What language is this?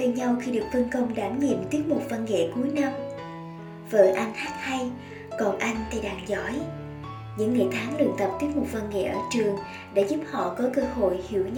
Vietnamese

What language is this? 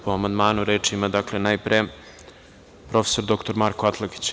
Serbian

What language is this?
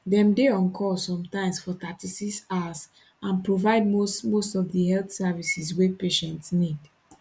Nigerian Pidgin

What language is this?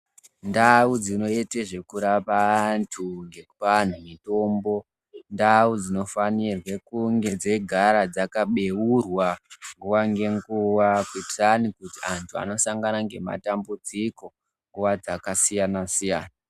Ndau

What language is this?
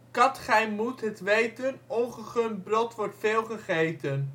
Dutch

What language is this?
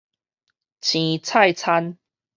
Min Nan Chinese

